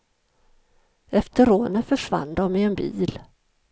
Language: Swedish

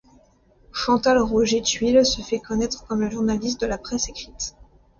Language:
French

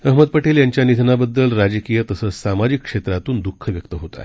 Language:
Marathi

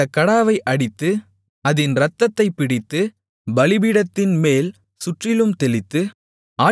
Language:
Tamil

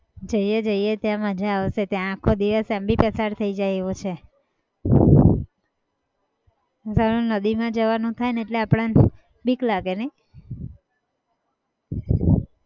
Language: Gujarati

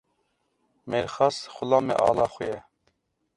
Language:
Kurdish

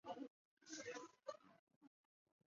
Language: Chinese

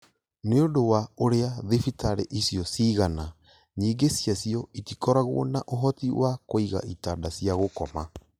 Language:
Kikuyu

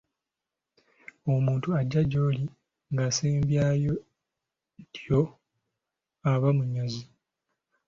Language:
Ganda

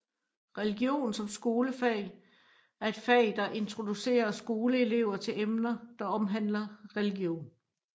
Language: Danish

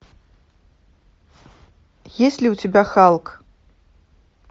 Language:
Russian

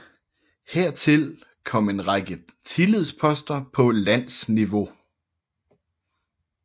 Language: Danish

